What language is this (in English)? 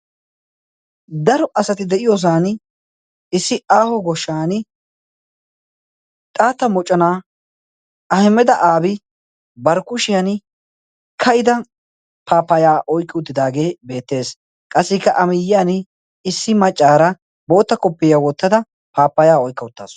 Wolaytta